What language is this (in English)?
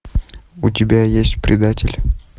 Russian